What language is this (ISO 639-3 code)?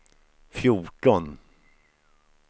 swe